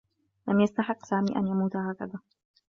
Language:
Arabic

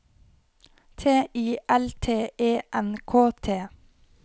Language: Norwegian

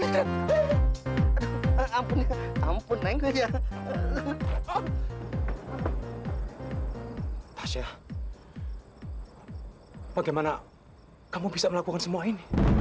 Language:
Indonesian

